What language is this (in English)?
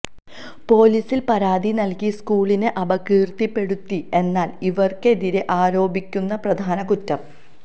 Malayalam